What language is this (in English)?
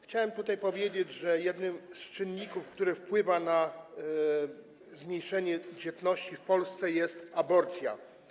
Polish